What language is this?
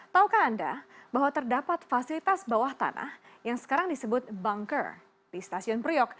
Indonesian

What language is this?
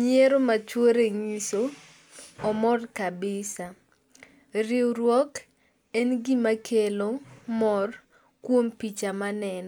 Luo (Kenya and Tanzania)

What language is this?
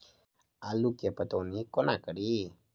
Maithili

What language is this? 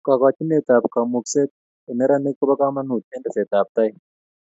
Kalenjin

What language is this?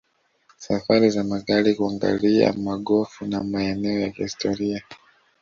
Swahili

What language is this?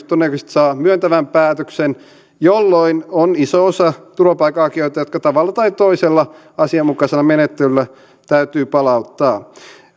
Finnish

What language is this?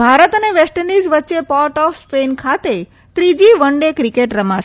Gujarati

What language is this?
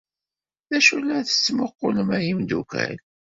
Kabyle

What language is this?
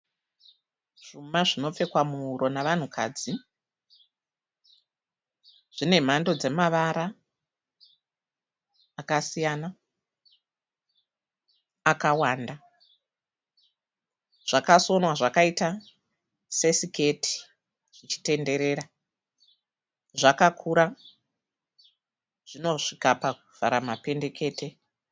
Shona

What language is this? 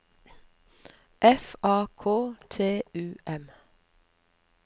Norwegian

